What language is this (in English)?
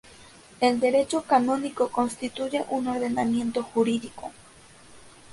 Spanish